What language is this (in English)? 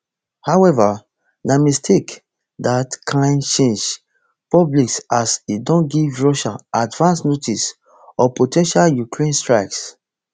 Nigerian Pidgin